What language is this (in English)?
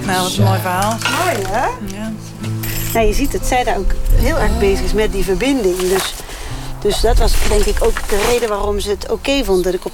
Dutch